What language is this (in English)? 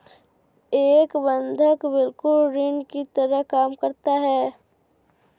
Hindi